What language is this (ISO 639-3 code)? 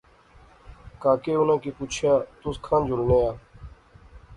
phr